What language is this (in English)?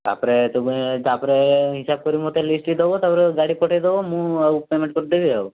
Odia